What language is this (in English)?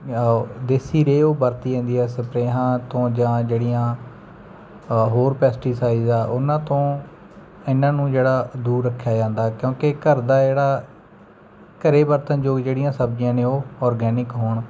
Punjabi